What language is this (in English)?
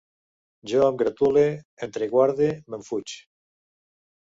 Catalan